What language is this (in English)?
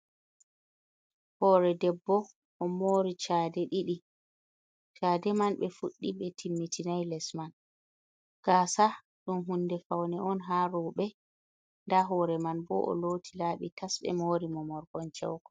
Fula